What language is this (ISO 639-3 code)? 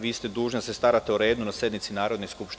srp